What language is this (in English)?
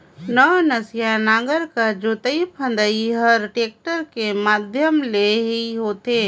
Chhattisgarhi